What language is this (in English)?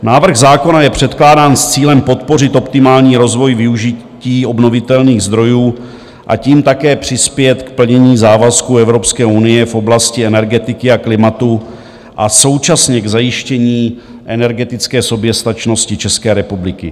Czech